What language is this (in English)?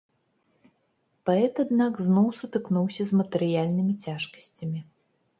Belarusian